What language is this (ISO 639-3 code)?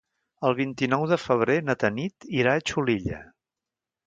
cat